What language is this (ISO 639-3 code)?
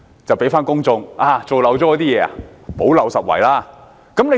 yue